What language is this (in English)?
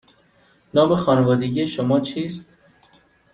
Persian